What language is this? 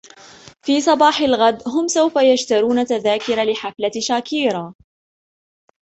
Arabic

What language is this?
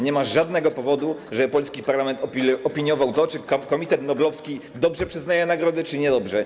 Polish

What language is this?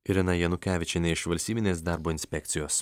Lithuanian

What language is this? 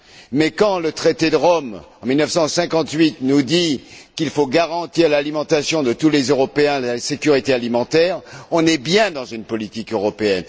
French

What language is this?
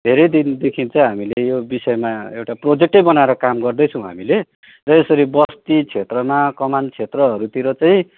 Nepali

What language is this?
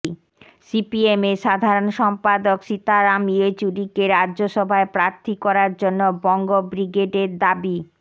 Bangla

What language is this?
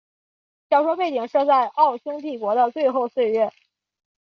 Chinese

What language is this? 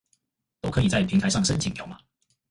Chinese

